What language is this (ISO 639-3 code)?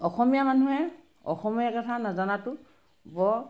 asm